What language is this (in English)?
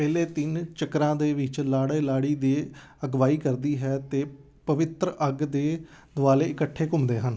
Punjabi